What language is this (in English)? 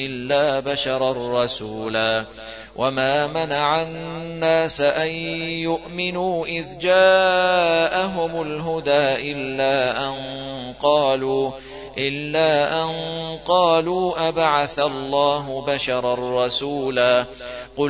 Arabic